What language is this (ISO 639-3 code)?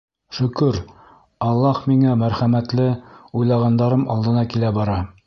bak